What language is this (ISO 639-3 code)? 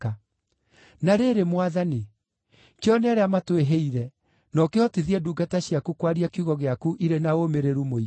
kik